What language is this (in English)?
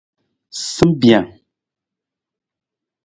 Nawdm